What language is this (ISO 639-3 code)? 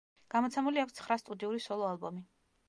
kat